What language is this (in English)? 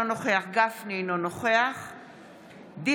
Hebrew